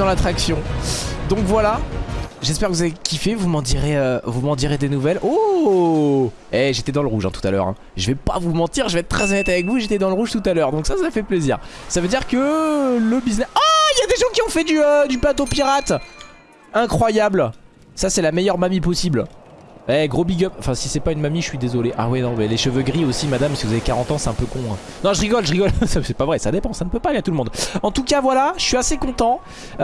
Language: French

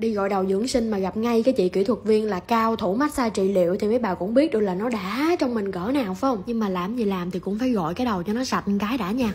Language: Vietnamese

